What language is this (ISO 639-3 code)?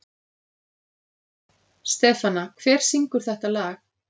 isl